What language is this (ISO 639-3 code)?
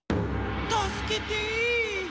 jpn